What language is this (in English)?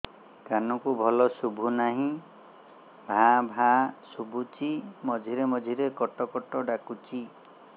Odia